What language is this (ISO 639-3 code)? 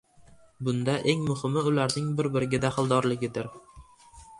uzb